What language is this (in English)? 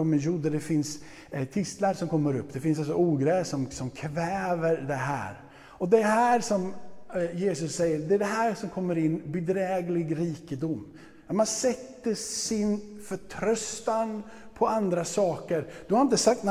Swedish